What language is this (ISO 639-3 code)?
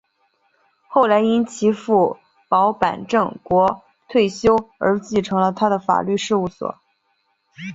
zho